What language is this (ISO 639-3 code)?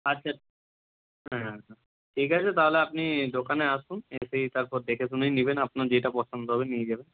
ben